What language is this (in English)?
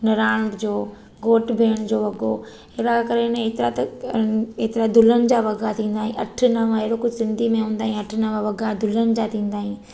Sindhi